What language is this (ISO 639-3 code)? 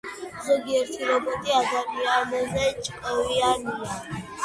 kat